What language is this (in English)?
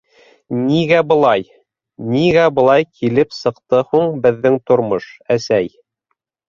Bashkir